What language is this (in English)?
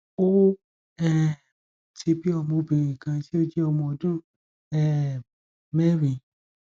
Yoruba